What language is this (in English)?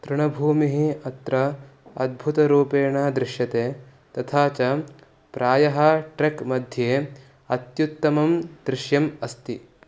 Sanskrit